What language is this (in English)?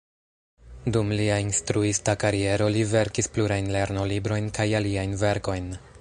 Esperanto